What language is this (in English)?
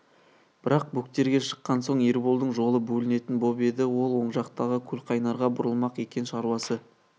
Kazakh